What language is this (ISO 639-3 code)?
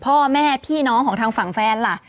tha